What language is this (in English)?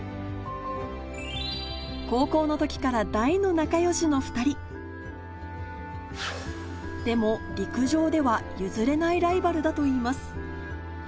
Japanese